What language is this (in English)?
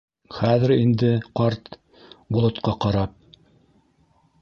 Bashkir